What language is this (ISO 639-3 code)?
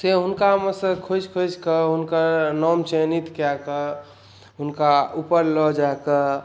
mai